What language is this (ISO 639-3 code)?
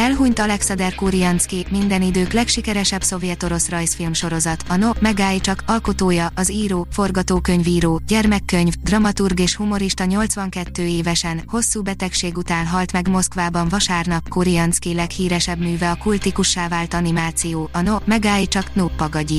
hun